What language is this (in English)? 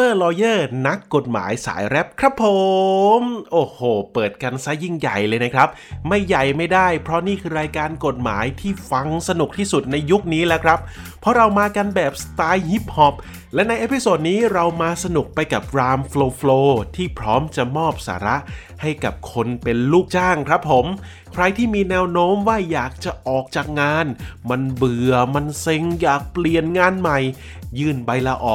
Thai